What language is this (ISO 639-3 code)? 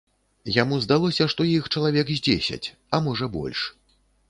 bel